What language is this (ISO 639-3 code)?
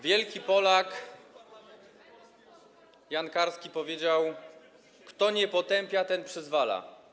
pol